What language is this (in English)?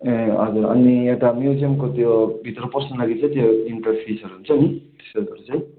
Nepali